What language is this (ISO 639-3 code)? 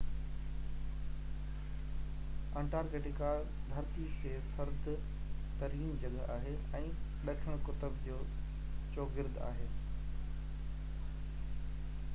snd